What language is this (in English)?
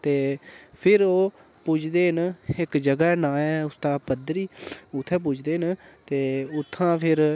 Dogri